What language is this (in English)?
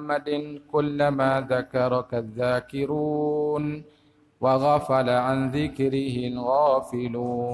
Malay